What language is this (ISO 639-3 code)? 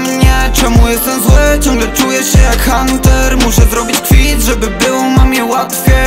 pol